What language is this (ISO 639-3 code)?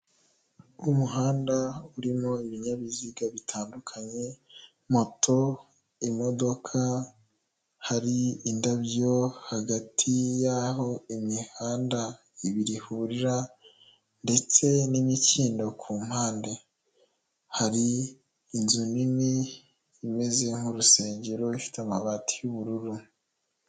kin